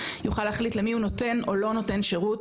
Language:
Hebrew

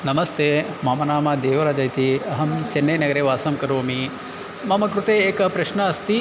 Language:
Sanskrit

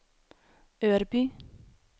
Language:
Swedish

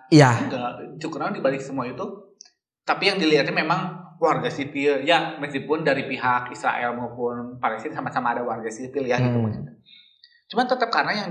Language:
Indonesian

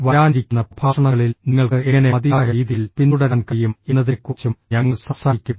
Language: Malayalam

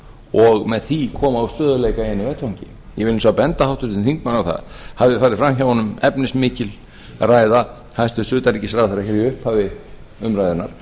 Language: Icelandic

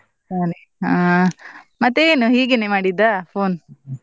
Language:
Kannada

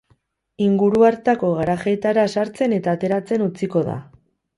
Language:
Basque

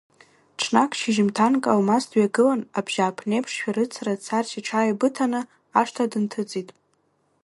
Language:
Abkhazian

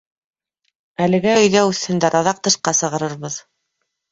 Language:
Bashkir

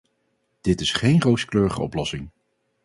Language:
Dutch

